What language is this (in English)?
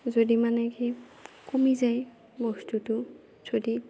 Assamese